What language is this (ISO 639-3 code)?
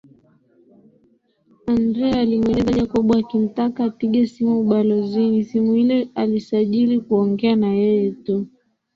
swa